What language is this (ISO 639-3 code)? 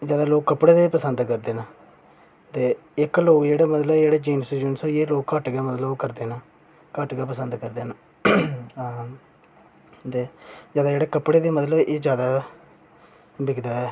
doi